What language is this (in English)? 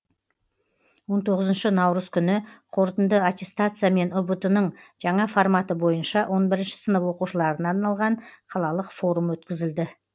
Kazakh